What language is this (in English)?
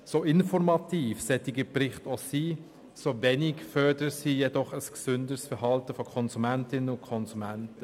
Swiss German